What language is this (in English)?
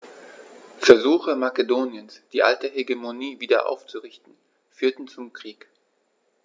German